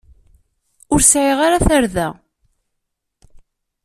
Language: Kabyle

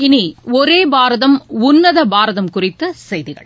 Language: Tamil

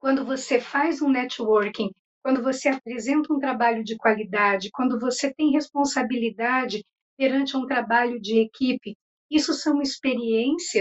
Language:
Portuguese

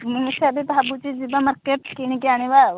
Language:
Odia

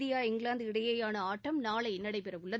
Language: Tamil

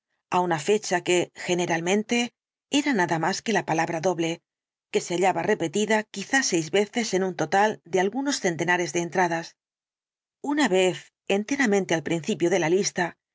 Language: Spanish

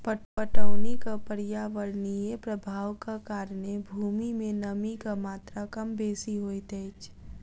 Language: Maithili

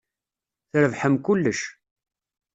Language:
Kabyle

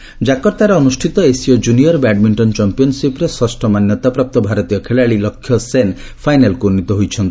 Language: Odia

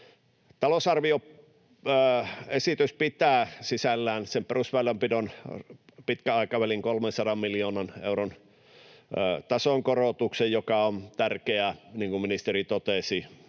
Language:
Finnish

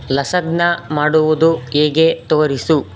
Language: Kannada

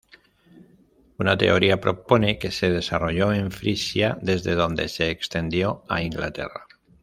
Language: Spanish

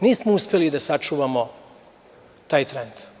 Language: Serbian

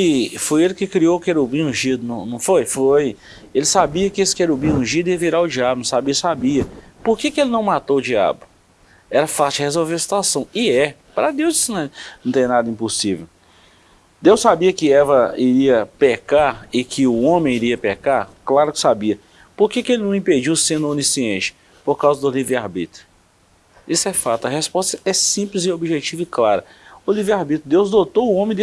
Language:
Portuguese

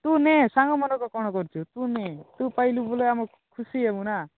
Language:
Odia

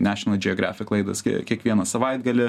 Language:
Lithuanian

